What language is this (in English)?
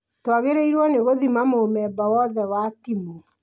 Kikuyu